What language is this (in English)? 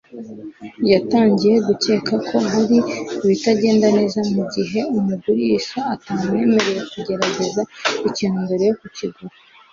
Kinyarwanda